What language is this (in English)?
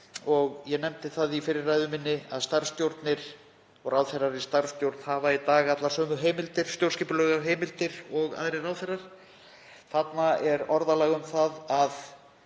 Icelandic